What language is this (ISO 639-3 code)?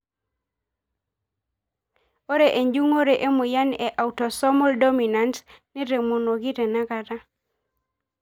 mas